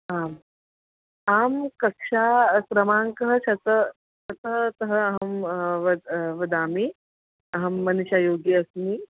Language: Sanskrit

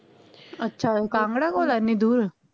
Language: Punjabi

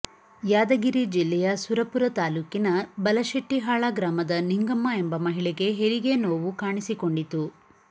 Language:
Kannada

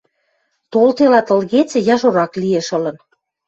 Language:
Western Mari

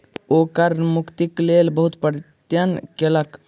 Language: Maithili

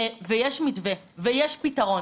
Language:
Hebrew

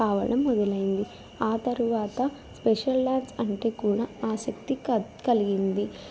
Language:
Telugu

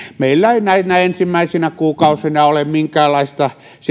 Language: Finnish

